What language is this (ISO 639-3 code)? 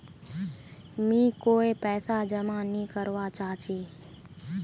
mag